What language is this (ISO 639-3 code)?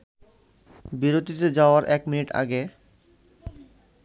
ben